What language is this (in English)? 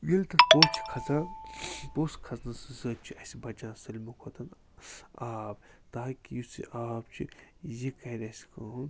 Kashmiri